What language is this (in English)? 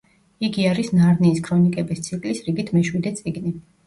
Georgian